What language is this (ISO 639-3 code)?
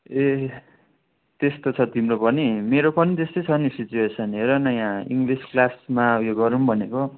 nep